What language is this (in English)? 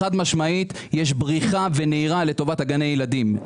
Hebrew